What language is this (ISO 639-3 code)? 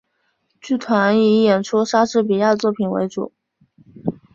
zho